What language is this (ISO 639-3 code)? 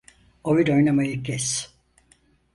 tur